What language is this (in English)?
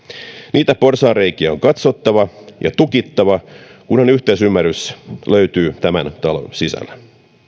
Finnish